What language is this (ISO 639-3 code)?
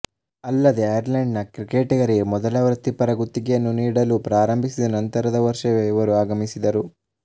kan